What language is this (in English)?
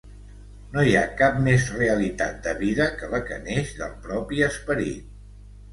Catalan